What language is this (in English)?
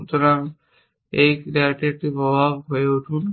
Bangla